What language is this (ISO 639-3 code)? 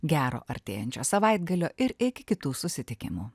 lit